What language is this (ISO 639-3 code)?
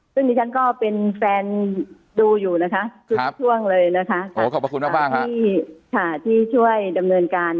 tha